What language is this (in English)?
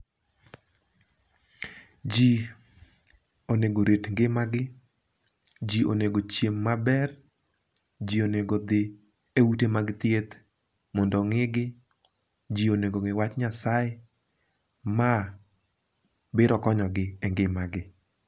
Luo (Kenya and Tanzania)